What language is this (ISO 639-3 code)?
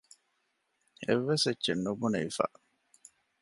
div